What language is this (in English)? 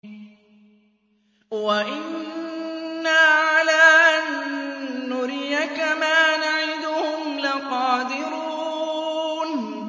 Arabic